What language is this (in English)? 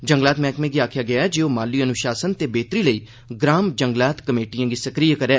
Dogri